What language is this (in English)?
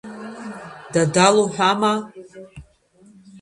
Abkhazian